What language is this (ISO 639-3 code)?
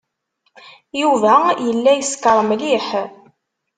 kab